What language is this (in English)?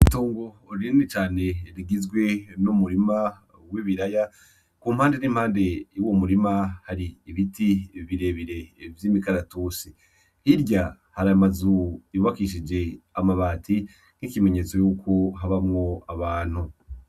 Rundi